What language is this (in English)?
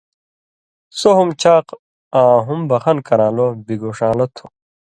Indus Kohistani